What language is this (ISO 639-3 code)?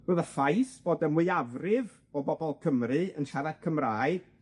cym